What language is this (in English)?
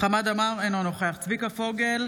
Hebrew